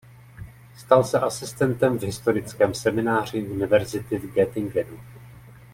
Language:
Czech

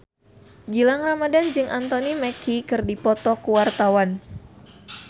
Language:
Sundanese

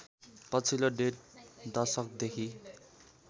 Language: Nepali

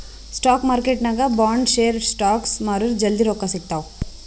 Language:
Kannada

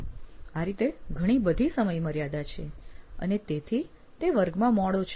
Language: Gujarati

